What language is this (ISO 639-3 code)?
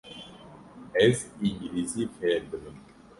kur